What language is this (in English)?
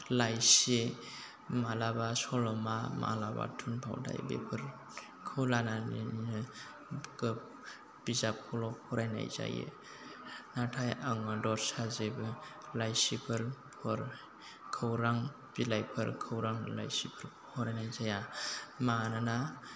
Bodo